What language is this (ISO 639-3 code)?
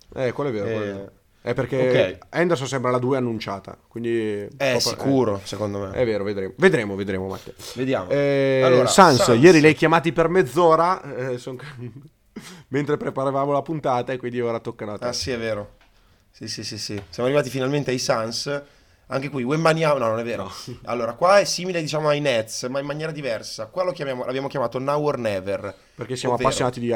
ita